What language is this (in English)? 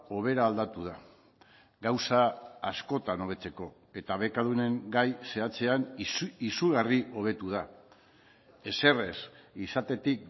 Basque